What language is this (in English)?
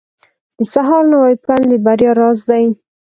Pashto